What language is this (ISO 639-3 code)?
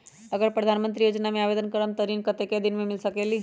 mag